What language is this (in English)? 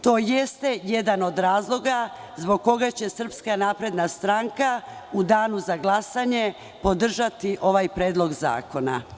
Serbian